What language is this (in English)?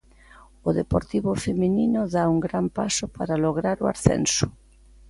Galician